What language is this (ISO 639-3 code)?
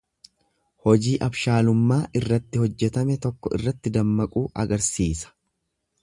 orm